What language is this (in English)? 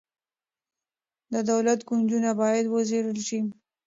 Pashto